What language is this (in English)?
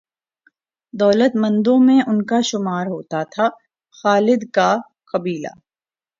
Urdu